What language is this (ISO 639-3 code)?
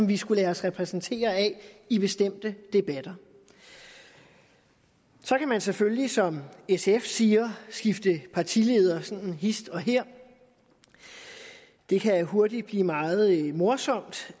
dan